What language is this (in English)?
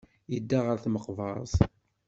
Kabyle